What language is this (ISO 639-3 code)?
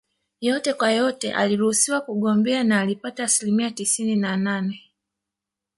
swa